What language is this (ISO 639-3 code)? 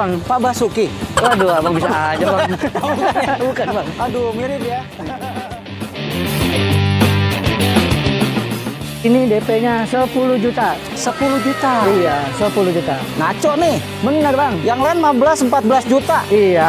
ind